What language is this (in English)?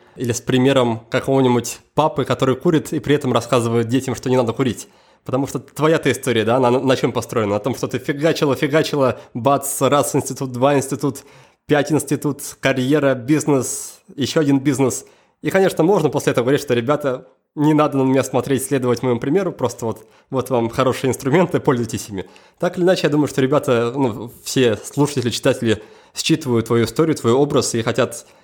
Russian